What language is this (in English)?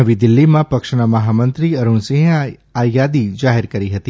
Gujarati